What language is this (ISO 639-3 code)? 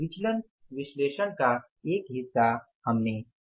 hin